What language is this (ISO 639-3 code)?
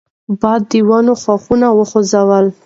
pus